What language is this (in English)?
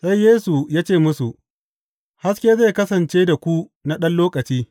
Hausa